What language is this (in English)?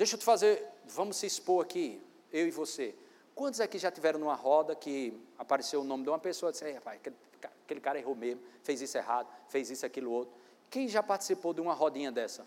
Portuguese